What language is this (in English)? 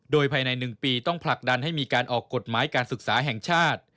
Thai